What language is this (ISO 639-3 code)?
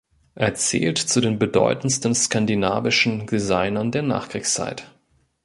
deu